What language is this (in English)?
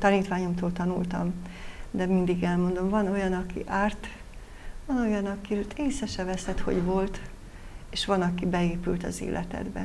Hungarian